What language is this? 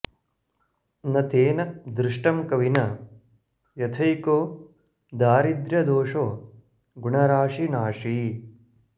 Sanskrit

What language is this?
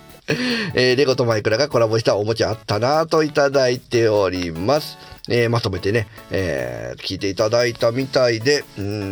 Japanese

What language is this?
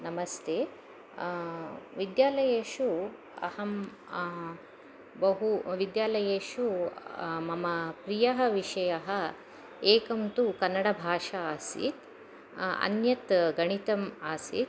Sanskrit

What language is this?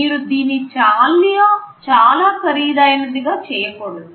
Telugu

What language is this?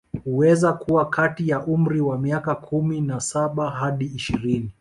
Swahili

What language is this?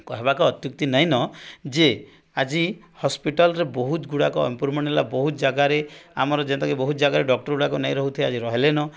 Odia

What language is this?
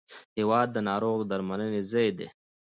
Pashto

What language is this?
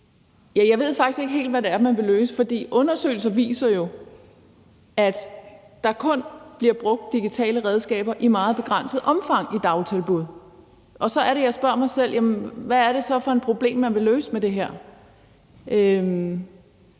Danish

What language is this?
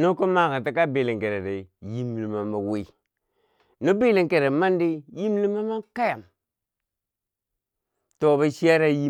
Bangwinji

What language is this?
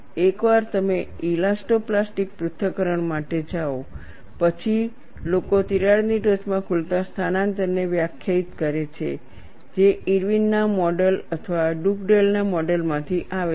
Gujarati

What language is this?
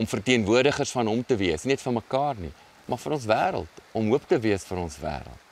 Arabic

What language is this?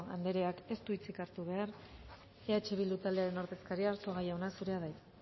Basque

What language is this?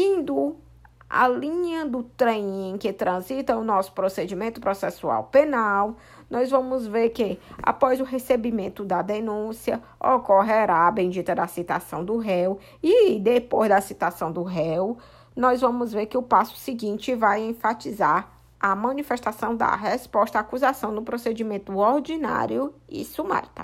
Portuguese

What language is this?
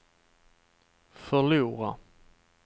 Swedish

